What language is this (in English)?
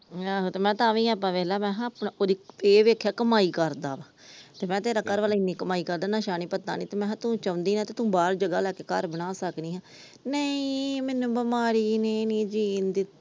Punjabi